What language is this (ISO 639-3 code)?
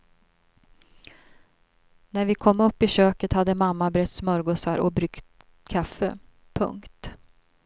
swe